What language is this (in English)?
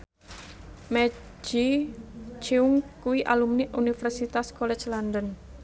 Javanese